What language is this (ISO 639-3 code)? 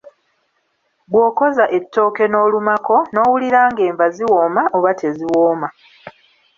lug